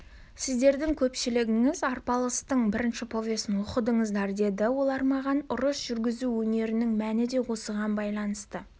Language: Kazakh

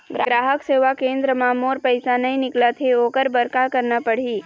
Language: Chhattisgarhi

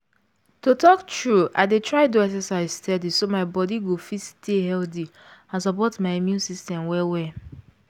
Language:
Nigerian Pidgin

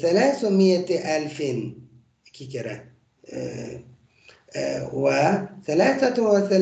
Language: Turkish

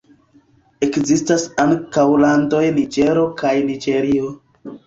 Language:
Esperanto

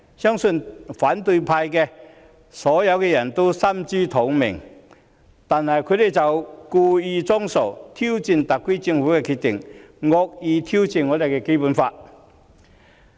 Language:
Cantonese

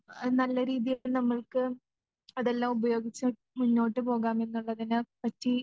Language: Malayalam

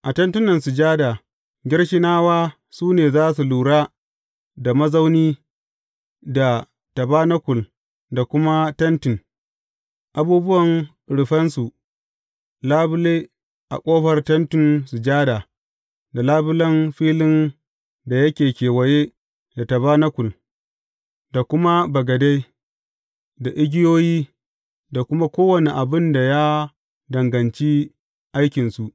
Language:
Hausa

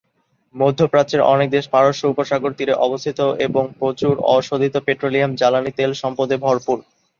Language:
Bangla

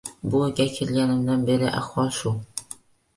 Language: Uzbek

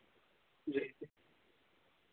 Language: Dogri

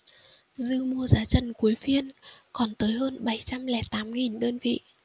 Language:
Vietnamese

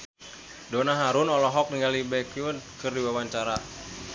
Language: Sundanese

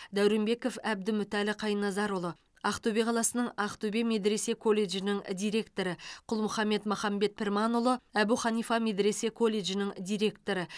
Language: Kazakh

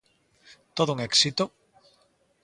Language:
Galician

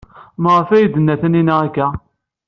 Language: Kabyle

